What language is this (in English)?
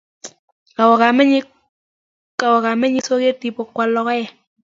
Kalenjin